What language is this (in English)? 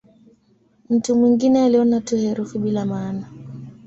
Swahili